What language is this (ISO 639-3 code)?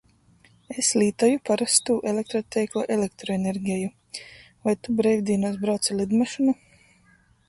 ltg